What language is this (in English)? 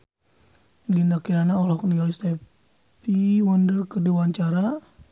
Sundanese